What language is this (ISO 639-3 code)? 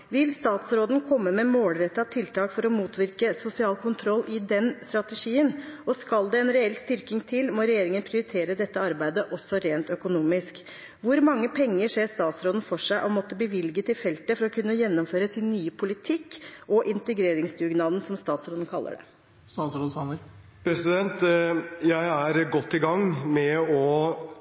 nor